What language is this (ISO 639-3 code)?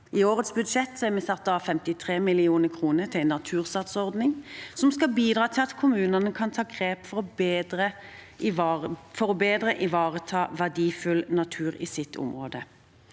nor